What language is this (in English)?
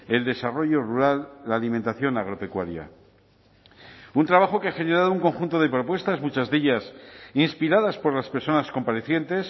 Spanish